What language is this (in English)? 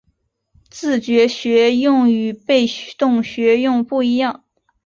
Chinese